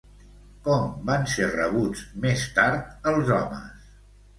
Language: Catalan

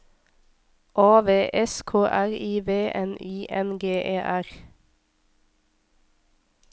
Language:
Norwegian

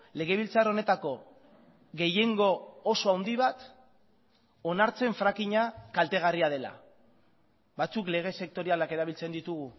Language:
Basque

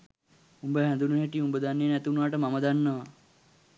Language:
Sinhala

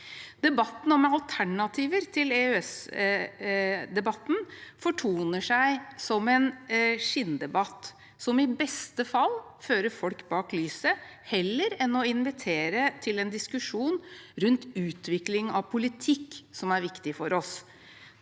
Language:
Norwegian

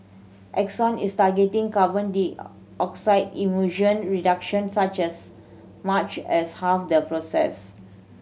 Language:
English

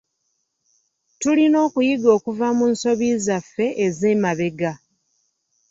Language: Ganda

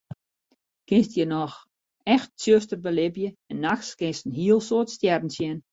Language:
Western Frisian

